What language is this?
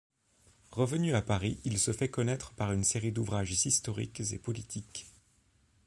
French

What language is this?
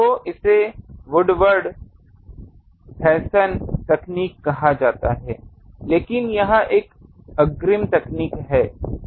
Hindi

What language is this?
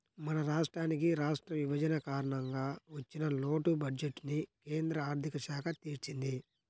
Telugu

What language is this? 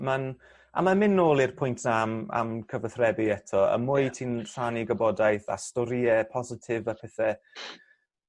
Welsh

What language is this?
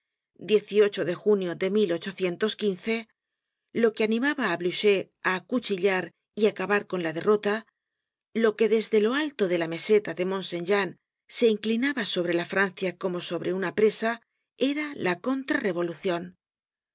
Spanish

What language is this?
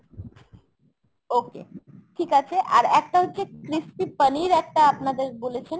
Bangla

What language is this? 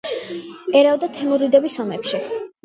Georgian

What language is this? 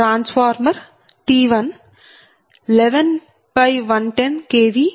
Telugu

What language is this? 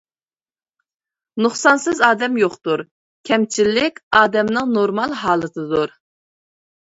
Uyghur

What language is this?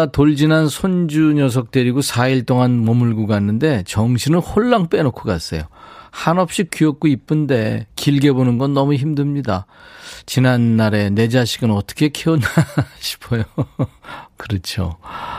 Korean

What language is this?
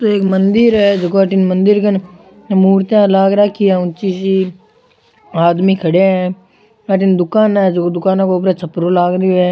Rajasthani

